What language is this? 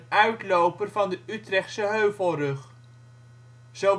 Dutch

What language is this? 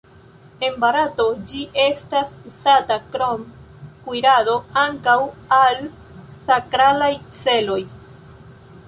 Esperanto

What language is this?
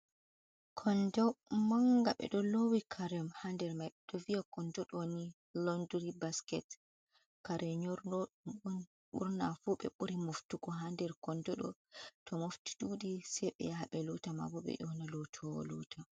Fula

